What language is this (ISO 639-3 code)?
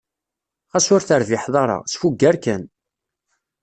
kab